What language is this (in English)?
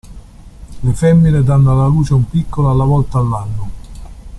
Italian